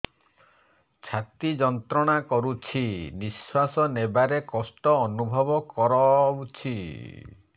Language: Odia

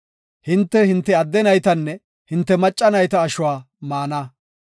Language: Gofa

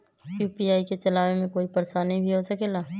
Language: Magahi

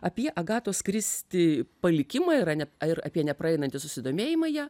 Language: Lithuanian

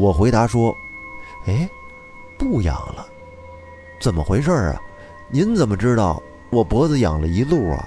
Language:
Chinese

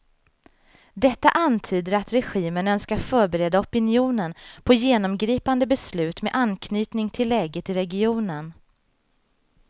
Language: Swedish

